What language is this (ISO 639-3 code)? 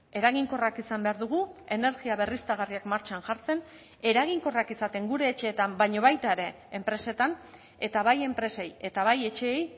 eus